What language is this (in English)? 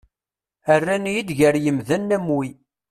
Kabyle